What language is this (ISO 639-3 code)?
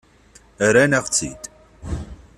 kab